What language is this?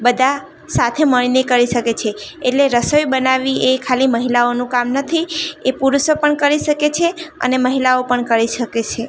Gujarati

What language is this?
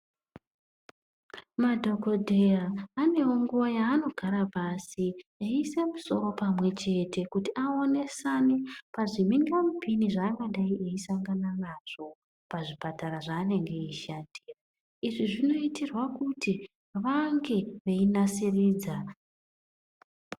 Ndau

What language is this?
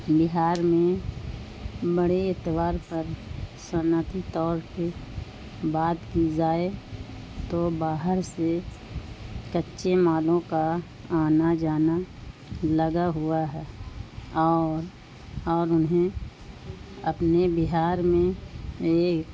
Urdu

